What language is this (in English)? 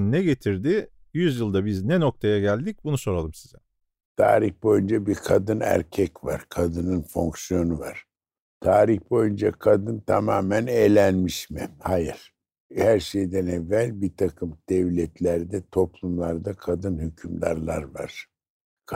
Turkish